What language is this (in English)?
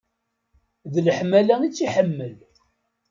Kabyle